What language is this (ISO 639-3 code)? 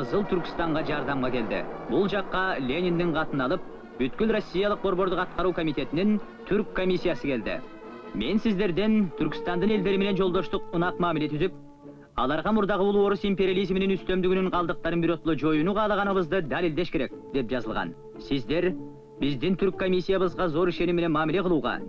tur